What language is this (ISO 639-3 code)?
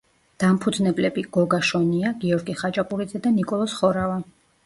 kat